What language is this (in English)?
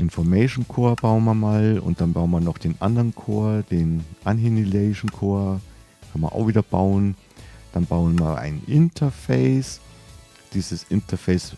German